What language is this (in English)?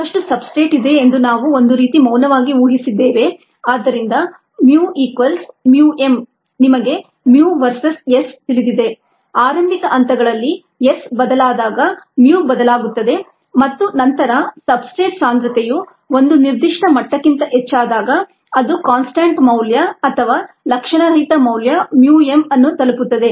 Kannada